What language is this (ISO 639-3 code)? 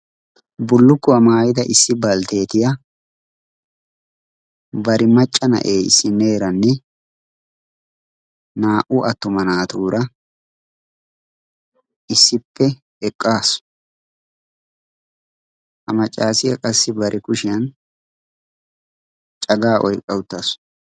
wal